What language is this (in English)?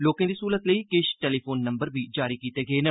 Dogri